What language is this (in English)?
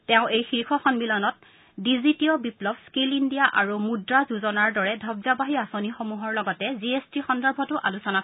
Assamese